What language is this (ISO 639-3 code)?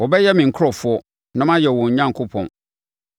aka